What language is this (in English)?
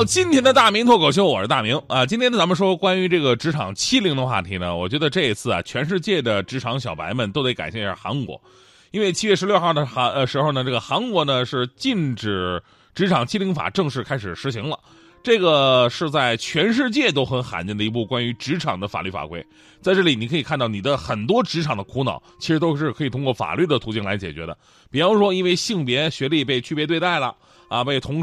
Chinese